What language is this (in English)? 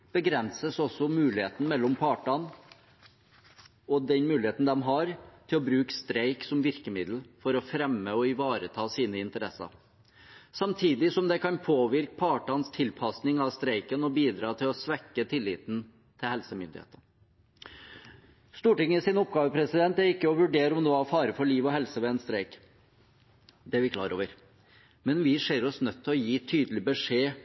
Norwegian Bokmål